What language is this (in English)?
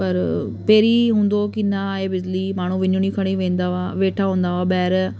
Sindhi